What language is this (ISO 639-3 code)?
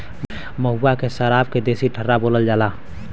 bho